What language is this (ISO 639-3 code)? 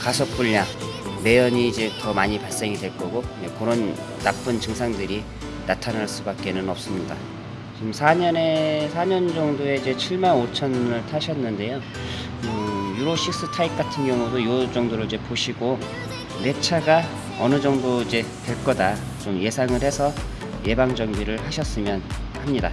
kor